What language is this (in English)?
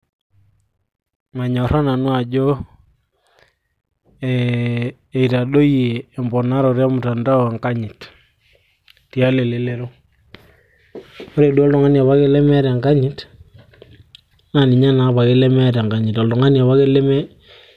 Masai